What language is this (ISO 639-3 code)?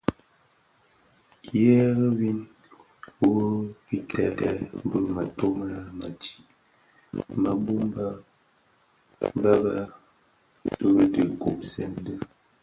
ksf